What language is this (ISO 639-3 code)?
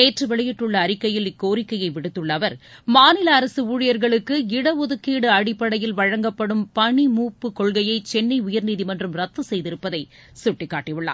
tam